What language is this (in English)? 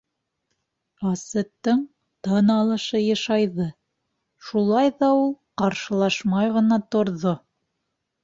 Bashkir